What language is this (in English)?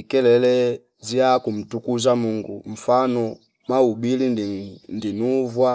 Fipa